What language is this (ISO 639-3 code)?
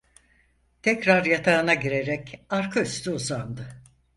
tur